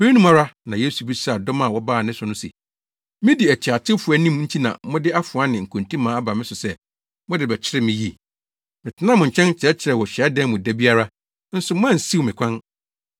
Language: Akan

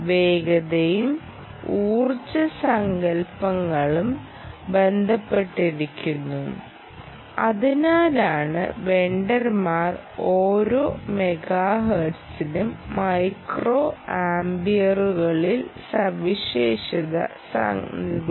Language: Malayalam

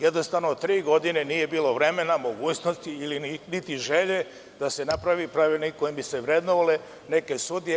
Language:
Serbian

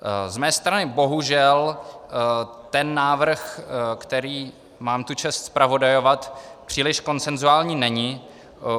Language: Czech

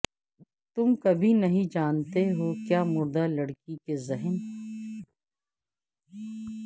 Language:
Urdu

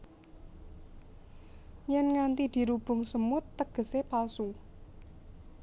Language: Javanese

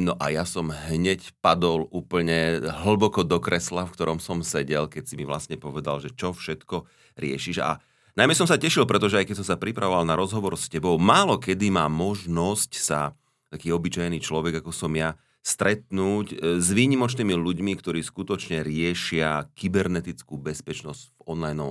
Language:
Slovak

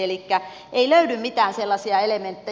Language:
Finnish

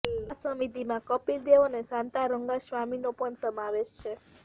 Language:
Gujarati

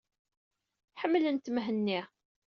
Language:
Kabyle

